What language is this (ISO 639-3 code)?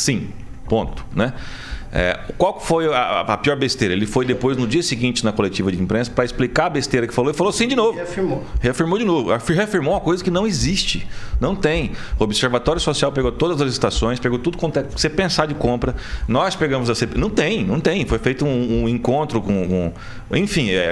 por